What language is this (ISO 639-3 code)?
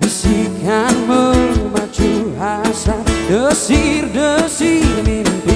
ind